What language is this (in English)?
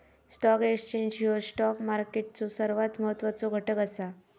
Marathi